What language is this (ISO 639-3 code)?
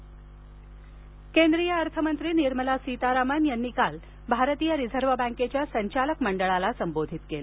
mar